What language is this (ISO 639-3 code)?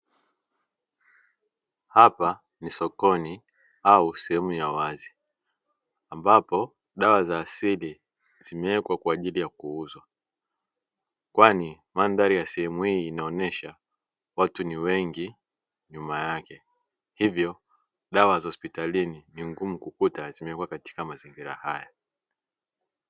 swa